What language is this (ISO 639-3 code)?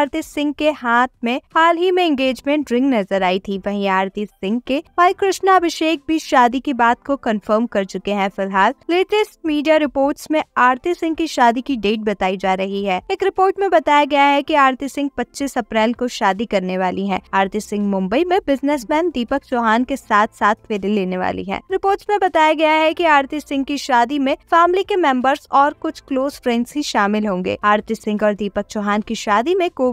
hin